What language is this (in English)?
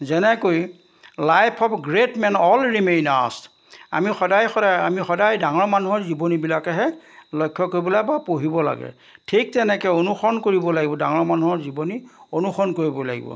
Assamese